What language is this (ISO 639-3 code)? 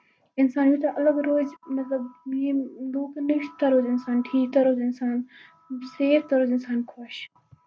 kas